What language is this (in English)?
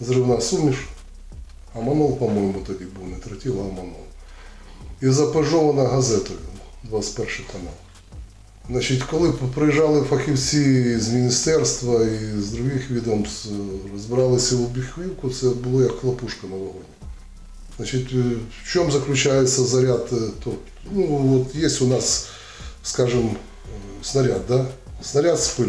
Ukrainian